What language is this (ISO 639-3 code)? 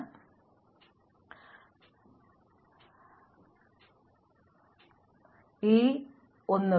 mal